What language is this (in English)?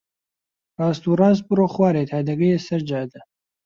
Central Kurdish